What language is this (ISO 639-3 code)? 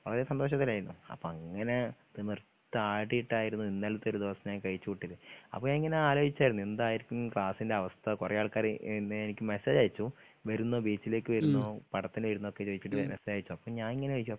mal